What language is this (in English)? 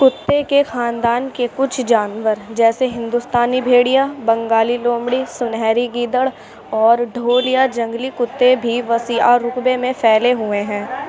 Urdu